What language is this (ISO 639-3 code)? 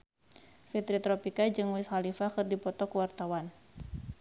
sun